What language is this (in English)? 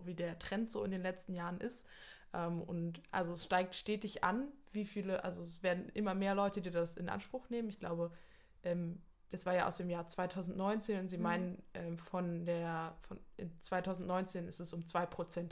German